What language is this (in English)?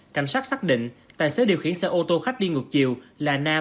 Vietnamese